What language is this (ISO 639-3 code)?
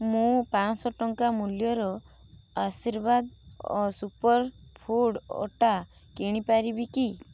ori